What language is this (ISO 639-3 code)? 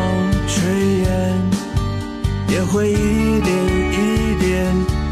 zho